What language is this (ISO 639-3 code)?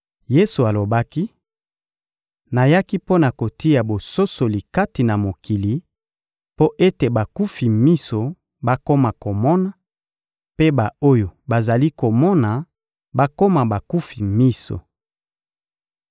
lin